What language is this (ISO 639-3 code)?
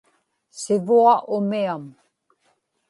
ipk